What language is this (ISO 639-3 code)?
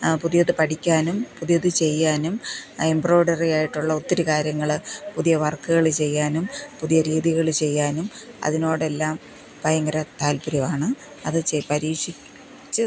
mal